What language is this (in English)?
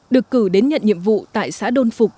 Vietnamese